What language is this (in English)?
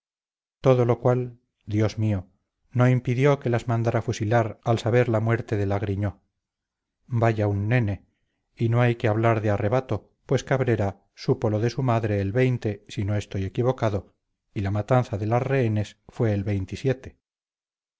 Spanish